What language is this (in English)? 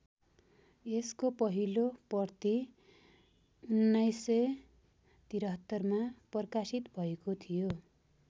Nepali